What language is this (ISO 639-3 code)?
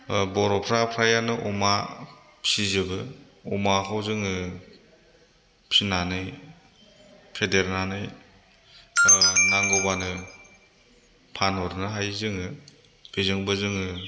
brx